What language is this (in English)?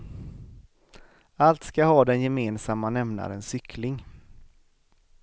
Swedish